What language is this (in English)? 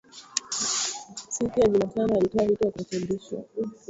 Swahili